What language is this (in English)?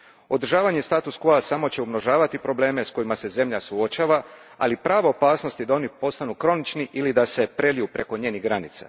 Croatian